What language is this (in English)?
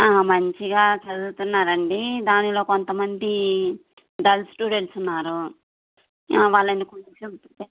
Telugu